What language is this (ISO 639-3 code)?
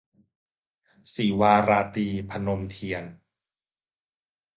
tha